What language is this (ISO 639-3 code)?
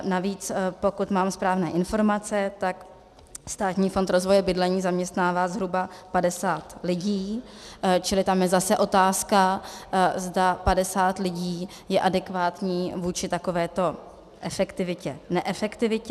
ces